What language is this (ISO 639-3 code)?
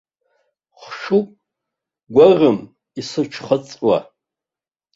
abk